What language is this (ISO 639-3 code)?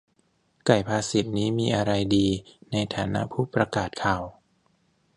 tha